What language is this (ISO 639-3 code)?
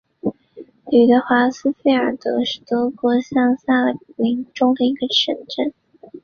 zho